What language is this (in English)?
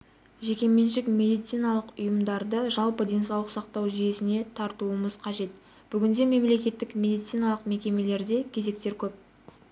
Kazakh